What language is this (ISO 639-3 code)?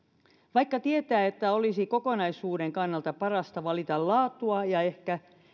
fin